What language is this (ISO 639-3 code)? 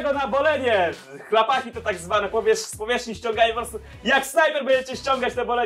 pol